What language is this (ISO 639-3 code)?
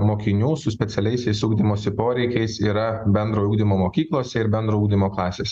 lit